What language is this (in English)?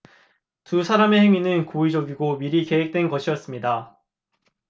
Korean